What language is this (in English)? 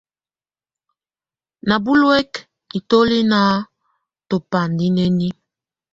Tunen